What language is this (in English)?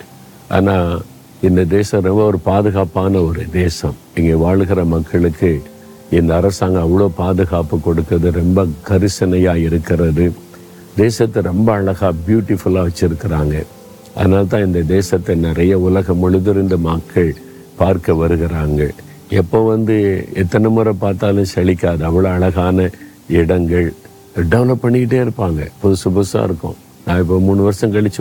Tamil